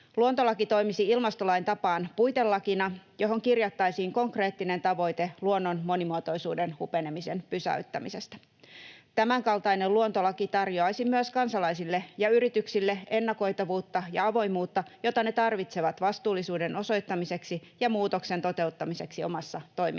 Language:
Finnish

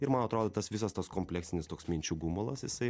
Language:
Lithuanian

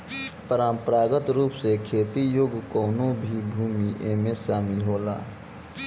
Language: Bhojpuri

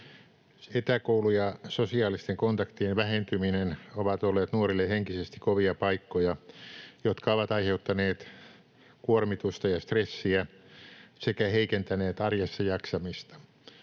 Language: Finnish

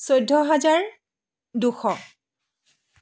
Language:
Assamese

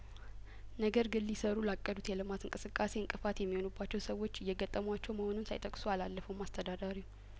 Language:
Amharic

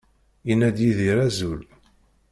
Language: Kabyle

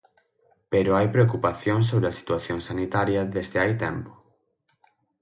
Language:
Galician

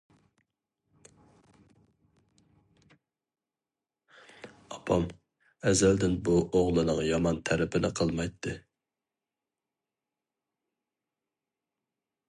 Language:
Uyghur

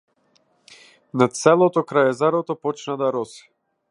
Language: Macedonian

